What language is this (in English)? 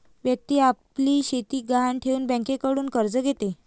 Marathi